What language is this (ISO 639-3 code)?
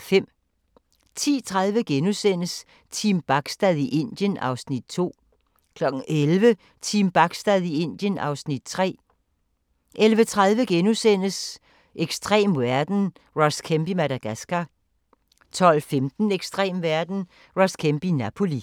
dan